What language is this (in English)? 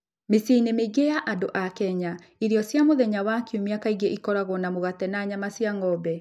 Kikuyu